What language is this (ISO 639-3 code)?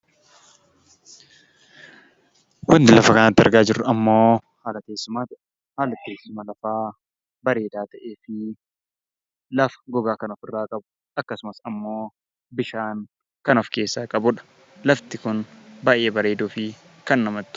orm